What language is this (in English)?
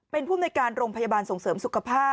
Thai